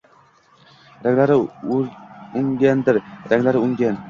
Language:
Uzbek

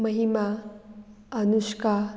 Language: Konkani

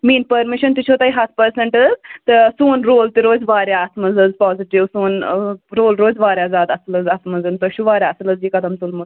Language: Kashmiri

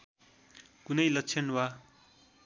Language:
Nepali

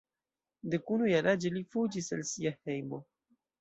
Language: Esperanto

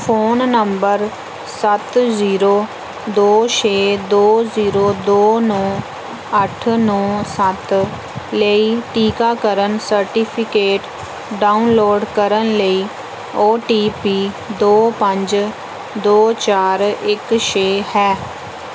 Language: Punjabi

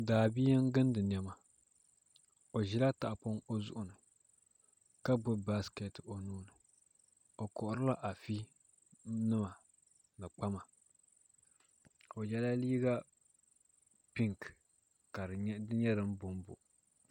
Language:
Dagbani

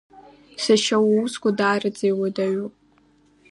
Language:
Abkhazian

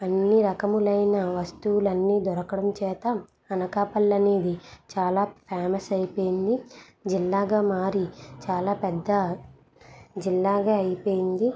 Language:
Telugu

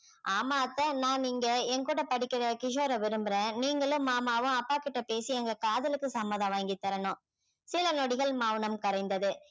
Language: Tamil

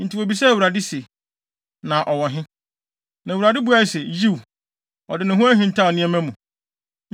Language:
Akan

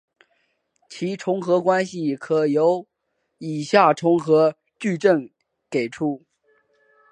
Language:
Chinese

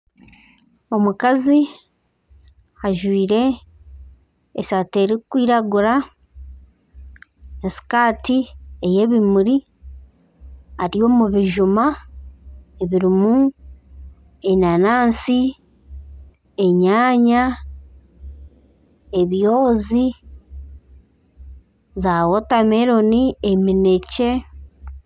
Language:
Nyankole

